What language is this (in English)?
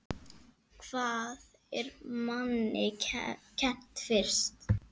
Icelandic